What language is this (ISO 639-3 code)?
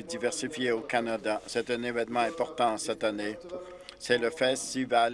fra